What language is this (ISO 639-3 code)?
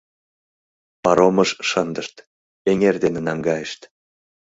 chm